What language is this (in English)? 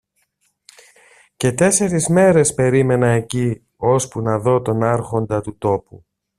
Greek